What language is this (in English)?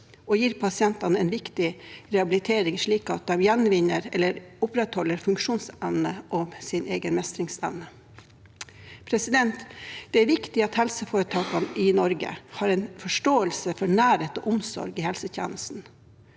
Norwegian